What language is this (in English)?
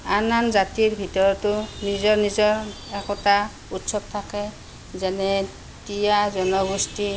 Assamese